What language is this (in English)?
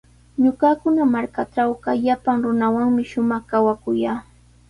Sihuas Ancash Quechua